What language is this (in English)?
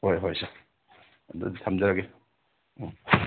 Manipuri